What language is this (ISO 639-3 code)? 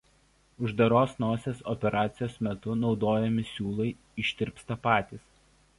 lit